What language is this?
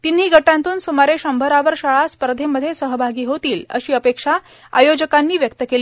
Marathi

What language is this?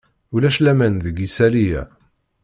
Kabyle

